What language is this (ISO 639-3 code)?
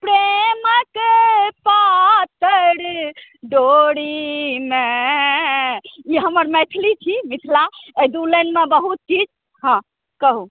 mai